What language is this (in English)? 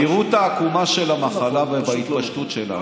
Hebrew